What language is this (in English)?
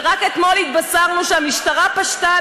Hebrew